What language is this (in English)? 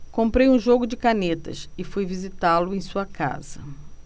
Portuguese